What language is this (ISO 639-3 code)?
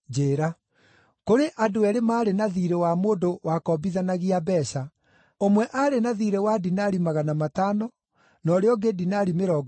kik